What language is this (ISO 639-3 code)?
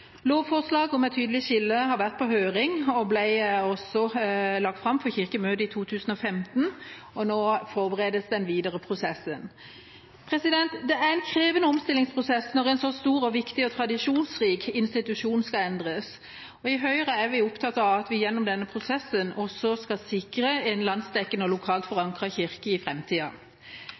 nob